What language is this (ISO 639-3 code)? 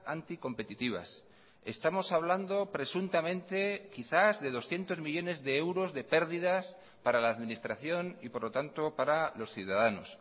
spa